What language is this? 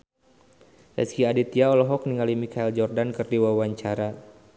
Sundanese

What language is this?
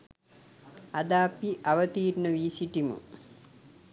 Sinhala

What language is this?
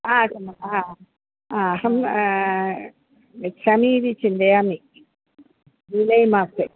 Sanskrit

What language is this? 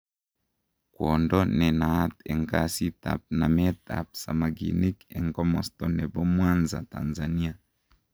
Kalenjin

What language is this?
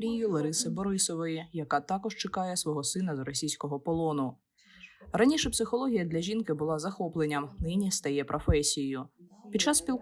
Ukrainian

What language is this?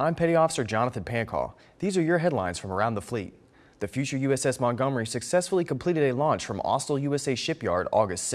English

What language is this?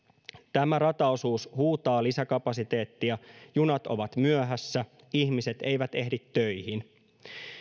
Finnish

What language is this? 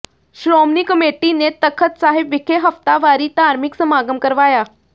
Punjabi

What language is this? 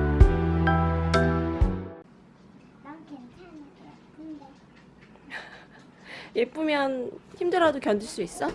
Korean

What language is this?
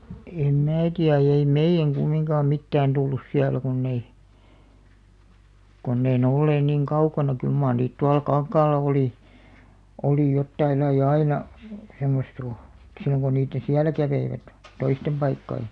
Finnish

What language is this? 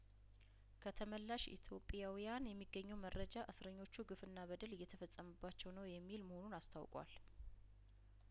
Amharic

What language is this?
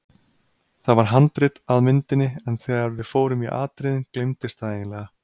Icelandic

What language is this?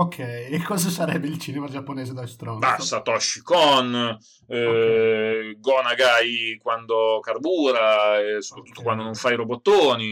Italian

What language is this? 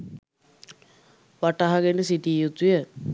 Sinhala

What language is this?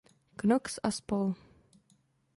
Czech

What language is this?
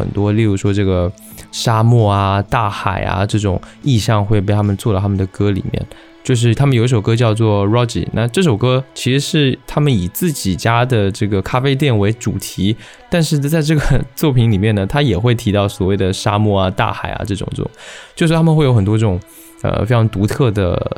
Chinese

